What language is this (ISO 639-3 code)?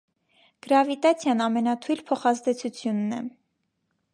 hye